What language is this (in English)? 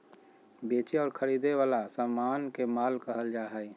Magahi